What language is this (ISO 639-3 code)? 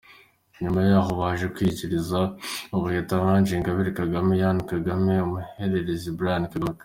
kin